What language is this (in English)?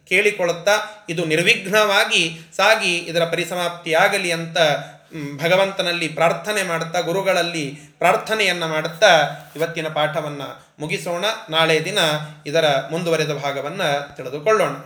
Kannada